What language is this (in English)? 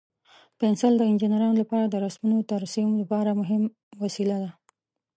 Pashto